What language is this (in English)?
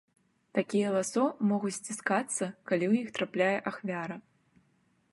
Belarusian